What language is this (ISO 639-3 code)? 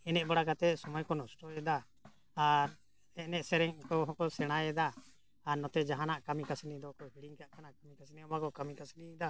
sat